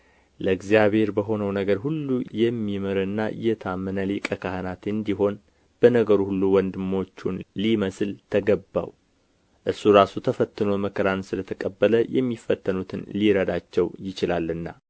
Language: Amharic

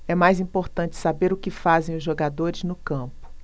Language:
Portuguese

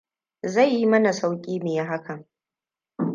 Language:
Hausa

